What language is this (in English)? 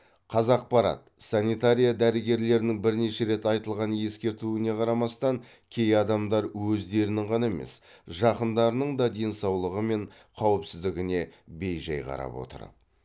Kazakh